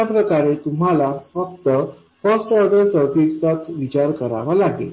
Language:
Marathi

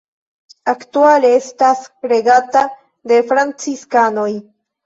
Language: Esperanto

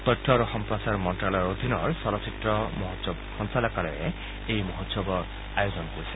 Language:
Assamese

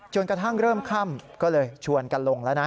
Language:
Thai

